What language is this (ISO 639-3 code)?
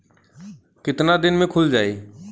bho